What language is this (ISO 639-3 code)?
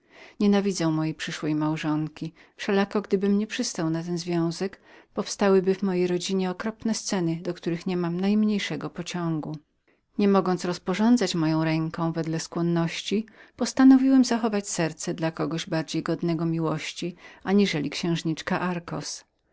pol